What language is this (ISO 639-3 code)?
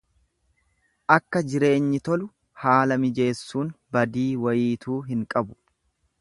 orm